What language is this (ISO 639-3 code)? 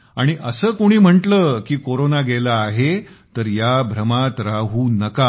mar